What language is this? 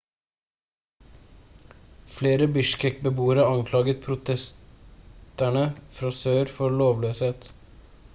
Norwegian Bokmål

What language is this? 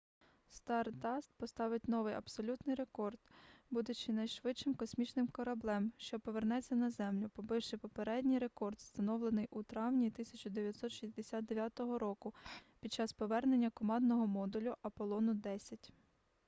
Ukrainian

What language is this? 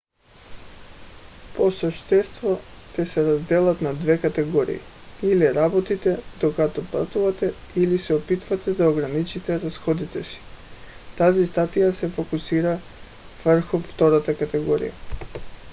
Bulgarian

